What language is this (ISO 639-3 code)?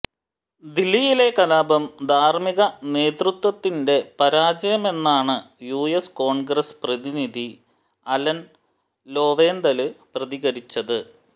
mal